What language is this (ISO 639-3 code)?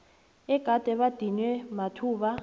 nbl